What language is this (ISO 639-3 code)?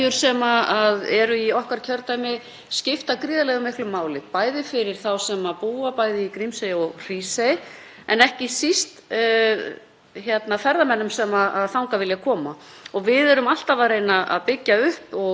isl